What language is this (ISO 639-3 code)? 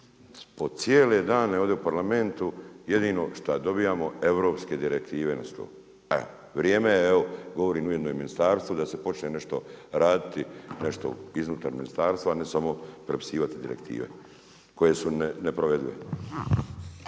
hrv